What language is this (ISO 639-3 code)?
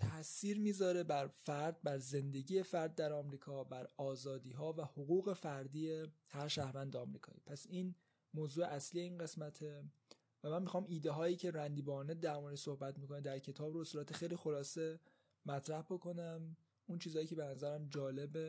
fas